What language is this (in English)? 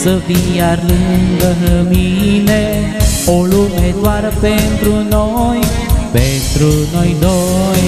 Romanian